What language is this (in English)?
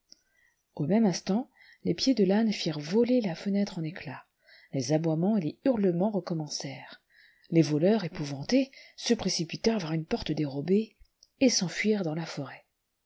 French